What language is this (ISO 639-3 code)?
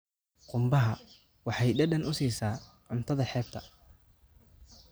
som